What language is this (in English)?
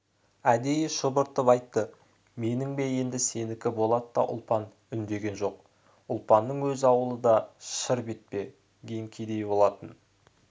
Kazakh